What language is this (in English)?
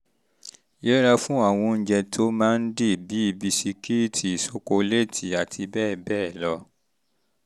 Yoruba